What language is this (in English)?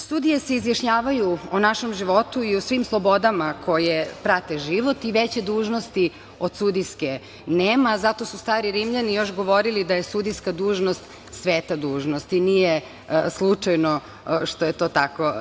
Serbian